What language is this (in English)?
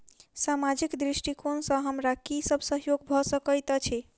Maithili